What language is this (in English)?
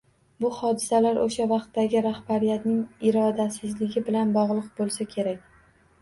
Uzbek